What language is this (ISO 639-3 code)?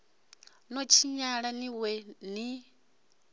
ven